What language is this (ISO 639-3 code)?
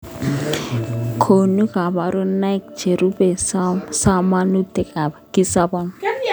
kln